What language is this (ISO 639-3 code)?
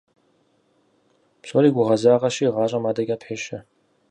kbd